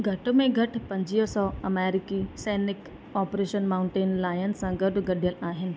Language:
Sindhi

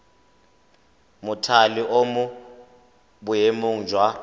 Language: Tswana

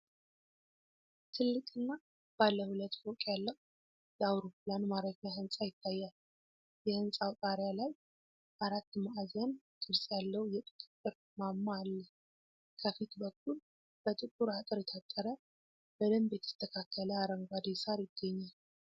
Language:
Amharic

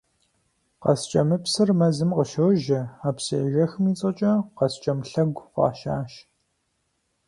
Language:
Kabardian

